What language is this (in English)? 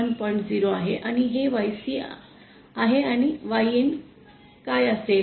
Marathi